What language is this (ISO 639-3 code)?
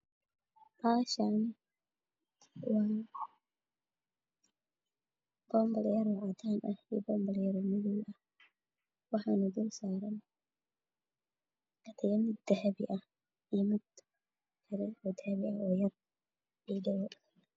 som